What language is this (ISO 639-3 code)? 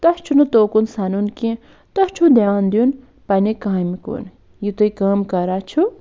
kas